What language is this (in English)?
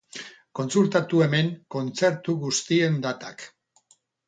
Basque